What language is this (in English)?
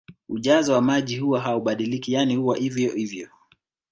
Swahili